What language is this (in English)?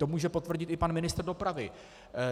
Czech